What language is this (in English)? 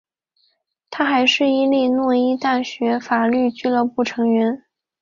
Chinese